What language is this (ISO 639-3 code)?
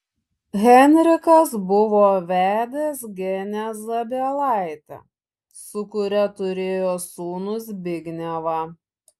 lit